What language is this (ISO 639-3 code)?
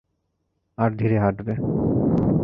ben